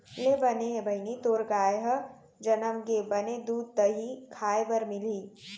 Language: Chhattisgarhi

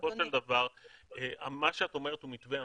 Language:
Hebrew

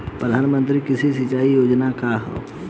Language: Bhojpuri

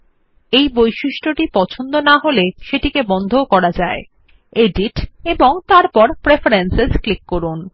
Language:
Bangla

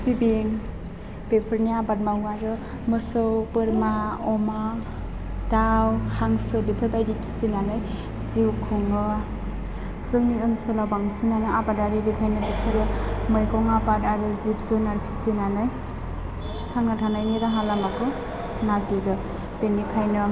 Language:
Bodo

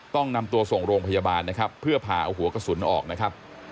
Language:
Thai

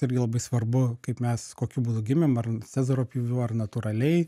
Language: Lithuanian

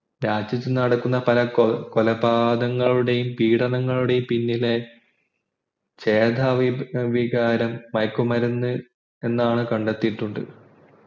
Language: Malayalam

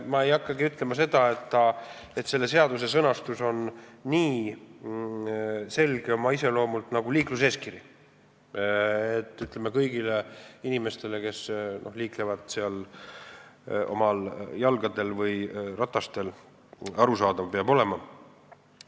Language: Estonian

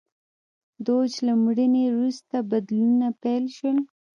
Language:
Pashto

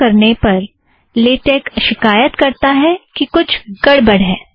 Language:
Hindi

